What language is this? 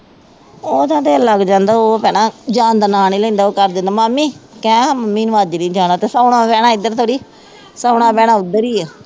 Punjabi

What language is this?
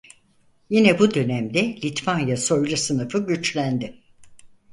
Turkish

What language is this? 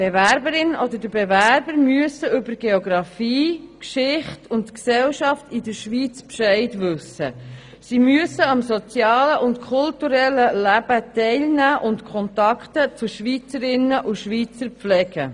Swiss German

